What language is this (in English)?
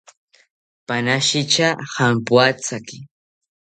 South Ucayali Ashéninka